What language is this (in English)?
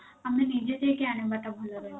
Odia